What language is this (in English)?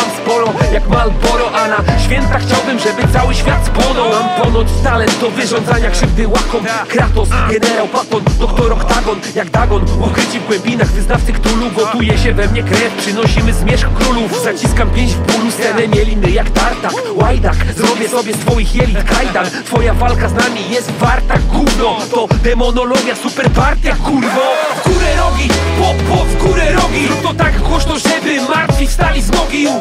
Polish